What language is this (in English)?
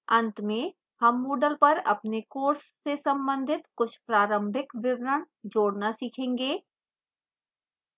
Hindi